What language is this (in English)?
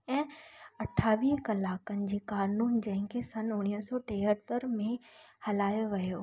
Sindhi